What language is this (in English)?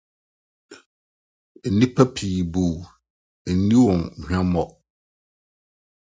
Akan